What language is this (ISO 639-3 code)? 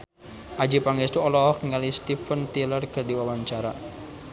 sun